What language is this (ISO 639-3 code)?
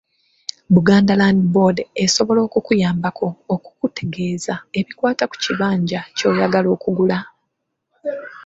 lug